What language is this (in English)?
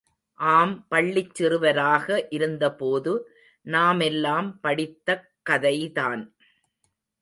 Tamil